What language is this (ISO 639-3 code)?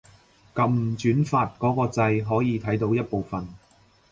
yue